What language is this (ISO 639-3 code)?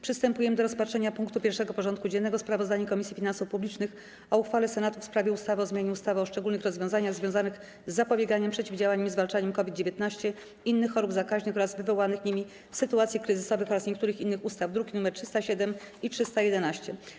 pol